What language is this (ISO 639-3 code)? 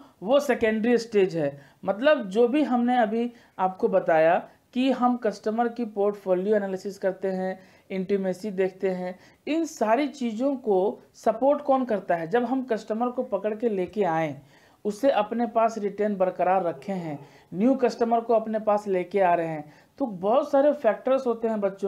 hin